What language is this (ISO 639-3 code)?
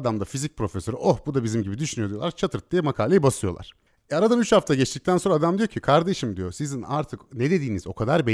tur